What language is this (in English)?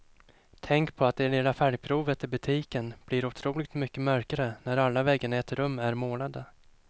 Swedish